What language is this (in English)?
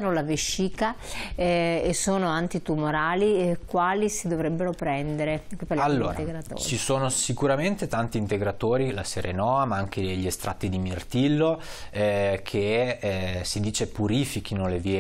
Italian